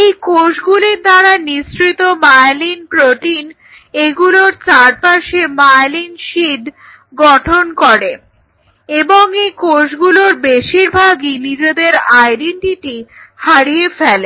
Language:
Bangla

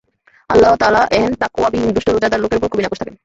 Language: Bangla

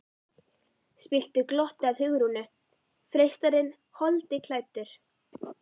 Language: Icelandic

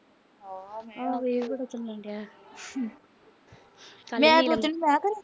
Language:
Punjabi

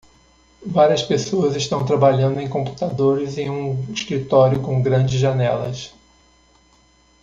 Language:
Portuguese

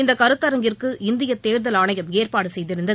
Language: Tamil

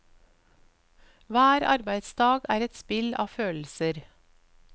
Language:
Norwegian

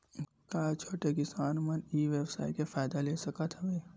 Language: Chhattisgarhi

